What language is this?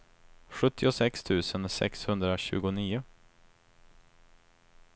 Swedish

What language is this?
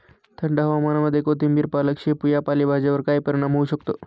Marathi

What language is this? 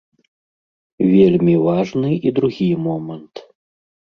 Belarusian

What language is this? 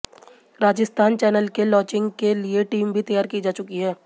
Hindi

